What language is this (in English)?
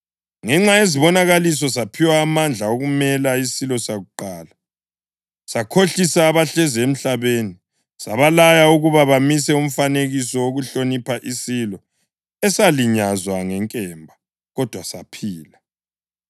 North Ndebele